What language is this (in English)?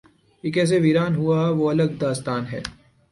Urdu